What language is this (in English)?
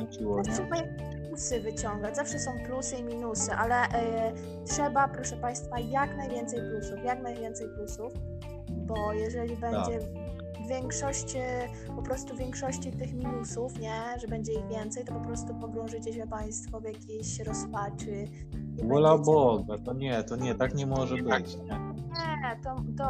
Polish